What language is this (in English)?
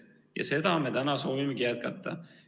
Estonian